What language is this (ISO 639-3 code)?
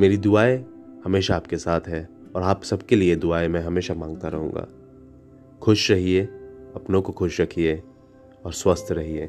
hin